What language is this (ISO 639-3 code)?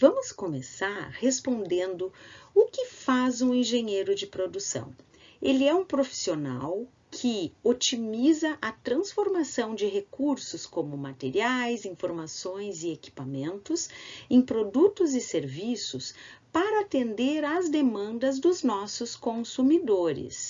por